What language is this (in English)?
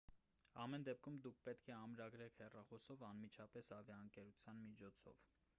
Armenian